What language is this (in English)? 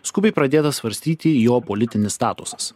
Lithuanian